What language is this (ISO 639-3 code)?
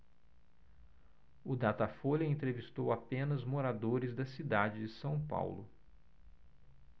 por